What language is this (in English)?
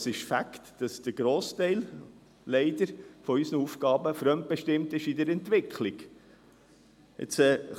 Swiss German